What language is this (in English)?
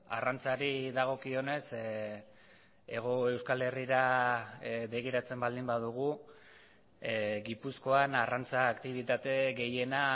Basque